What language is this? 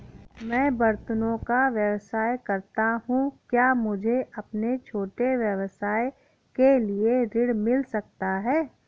Hindi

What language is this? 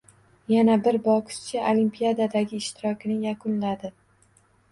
Uzbek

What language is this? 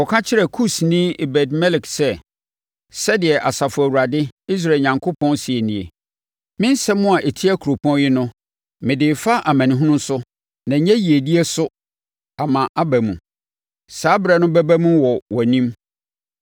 Akan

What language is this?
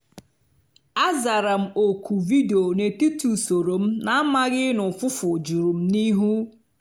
Igbo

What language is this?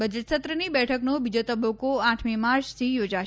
Gujarati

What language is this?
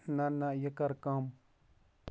Kashmiri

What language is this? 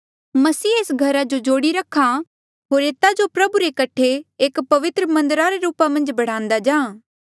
Mandeali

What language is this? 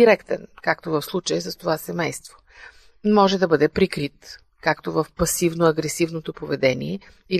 Bulgarian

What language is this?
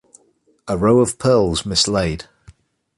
English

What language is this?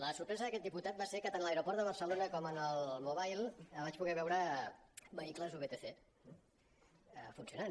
Catalan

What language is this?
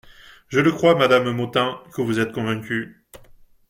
French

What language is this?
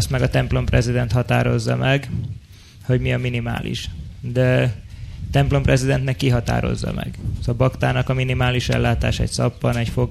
Hungarian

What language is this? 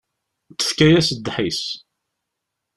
Kabyle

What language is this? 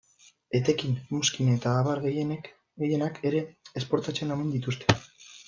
Basque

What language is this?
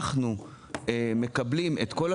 Hebrew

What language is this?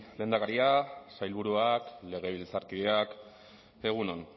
Basque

